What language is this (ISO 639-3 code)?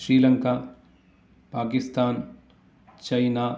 san